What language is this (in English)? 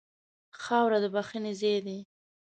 Pashto